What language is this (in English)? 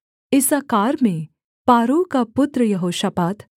Hindi